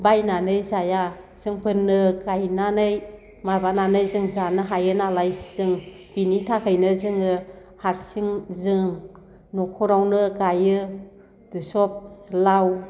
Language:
Bodo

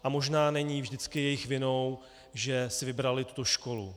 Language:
Czech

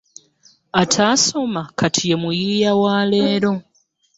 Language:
Ganda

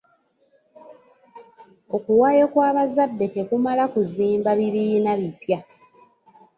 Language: Ganda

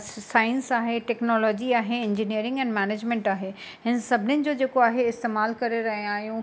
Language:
Sindhi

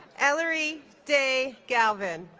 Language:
English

